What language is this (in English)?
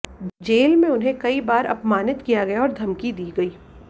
Hindi